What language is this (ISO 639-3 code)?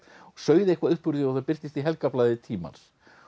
isl